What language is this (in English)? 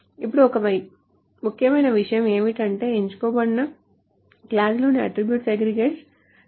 Telugu